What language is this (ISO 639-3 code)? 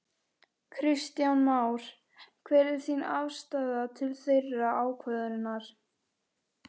isl